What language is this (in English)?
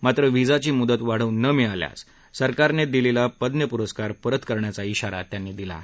Marathi